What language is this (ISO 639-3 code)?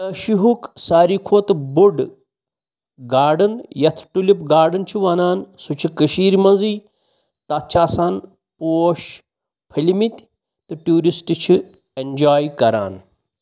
kas